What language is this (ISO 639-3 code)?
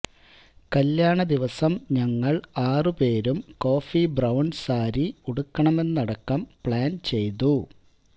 mal